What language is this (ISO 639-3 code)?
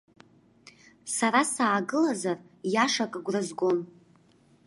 abk